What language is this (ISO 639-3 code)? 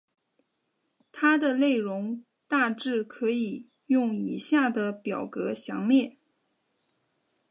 zho